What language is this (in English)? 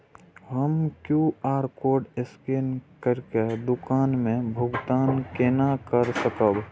Maithili